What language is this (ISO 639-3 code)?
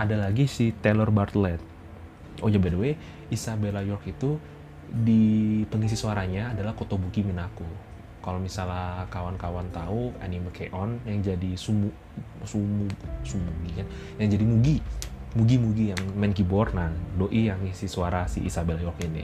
ind